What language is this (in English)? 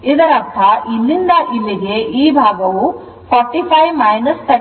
Kannada